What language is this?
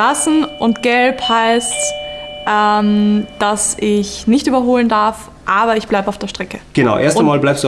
German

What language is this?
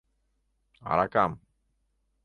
Mari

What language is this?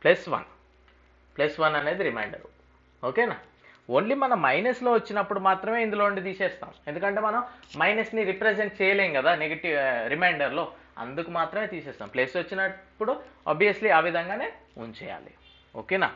Telugu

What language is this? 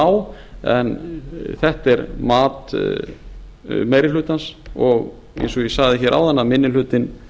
Icelandic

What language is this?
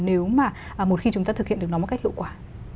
Vietnamese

